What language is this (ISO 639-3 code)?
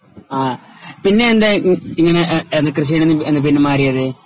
mal